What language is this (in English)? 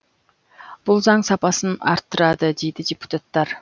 Kazakh